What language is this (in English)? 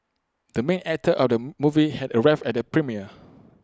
English